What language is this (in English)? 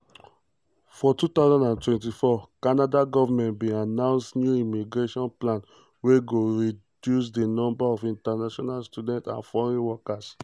Nigerian Pidgin